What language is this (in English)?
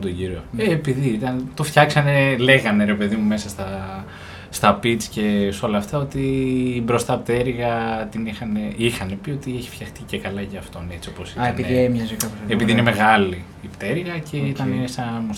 Greek